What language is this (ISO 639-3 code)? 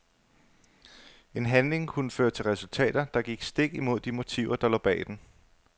dan